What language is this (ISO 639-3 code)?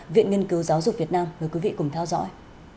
vie